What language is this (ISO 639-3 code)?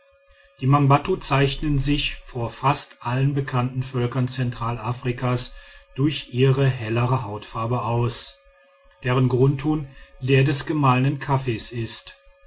deu